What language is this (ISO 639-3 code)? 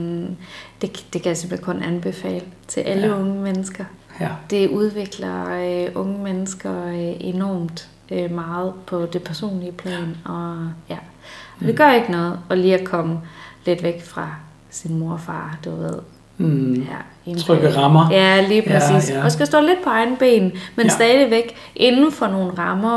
dan